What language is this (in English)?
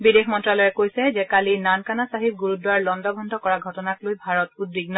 Assamese